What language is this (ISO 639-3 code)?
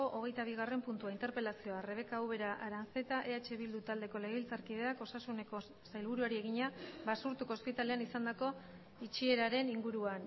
eus